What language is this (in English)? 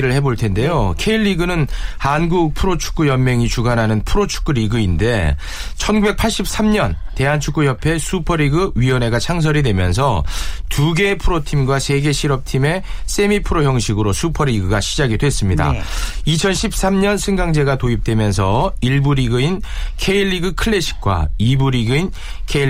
Korean